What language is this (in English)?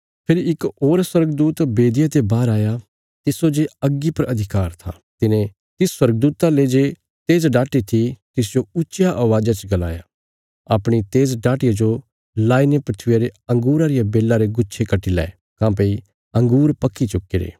Bilaspuri